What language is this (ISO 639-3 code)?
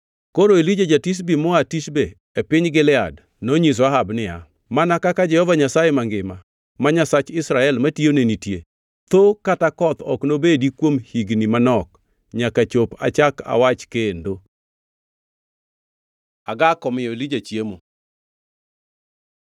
luo